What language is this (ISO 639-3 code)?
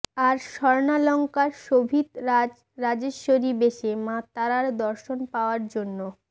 ben